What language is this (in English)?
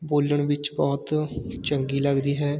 Punjabi